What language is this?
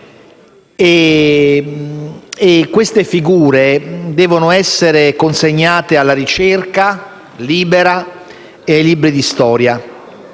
Italian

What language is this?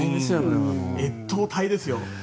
Japanese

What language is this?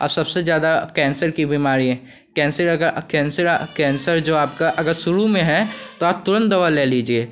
Hindi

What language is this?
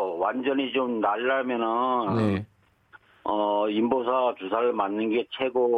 Korean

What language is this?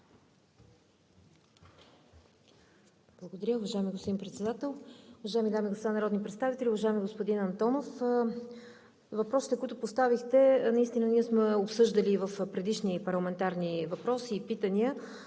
Bulgarian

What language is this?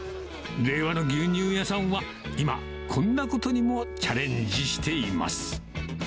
Japanese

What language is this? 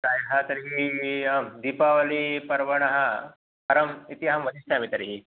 Sanskrit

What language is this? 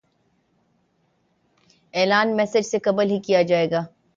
Urdu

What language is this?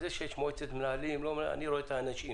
Hebrew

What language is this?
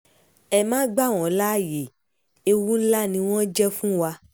Yoruba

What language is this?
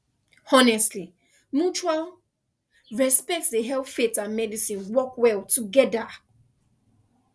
Nigerian Pidgin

